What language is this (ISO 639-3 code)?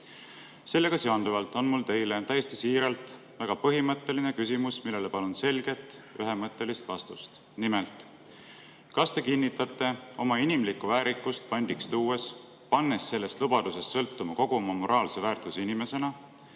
est